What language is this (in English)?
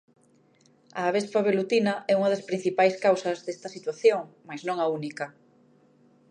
Galician